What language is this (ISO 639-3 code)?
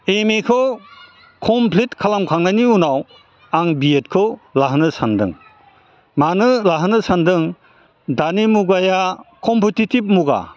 brx